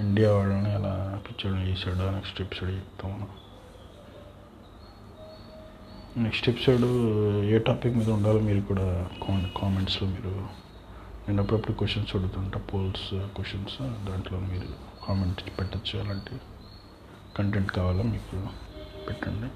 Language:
Telugu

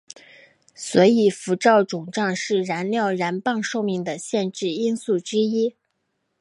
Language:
Chinese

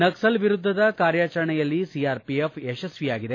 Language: Kannada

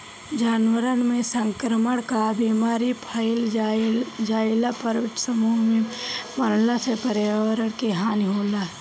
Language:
Bhojpuri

